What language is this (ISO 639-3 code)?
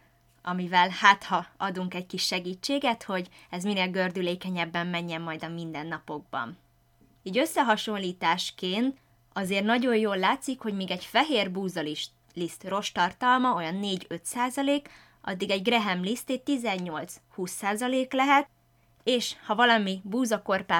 hun